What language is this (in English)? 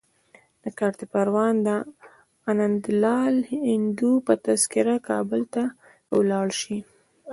Pashto